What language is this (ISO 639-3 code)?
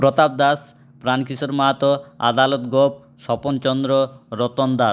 ben